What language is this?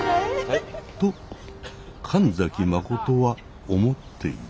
Japanese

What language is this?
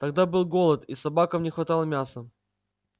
Russian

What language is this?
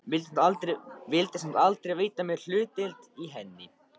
Icelandic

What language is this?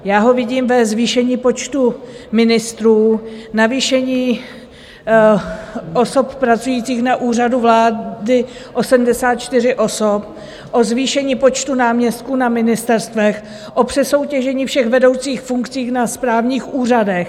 Czech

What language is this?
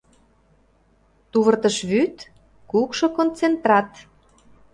Mari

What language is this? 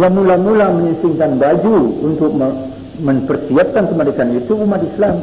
Indonesian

